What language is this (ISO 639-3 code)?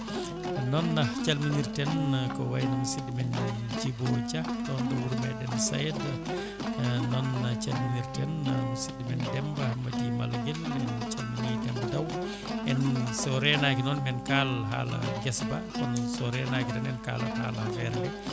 ful